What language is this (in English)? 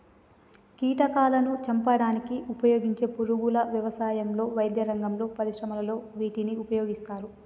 Telugu